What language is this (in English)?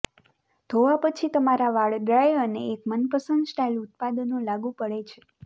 Gujarati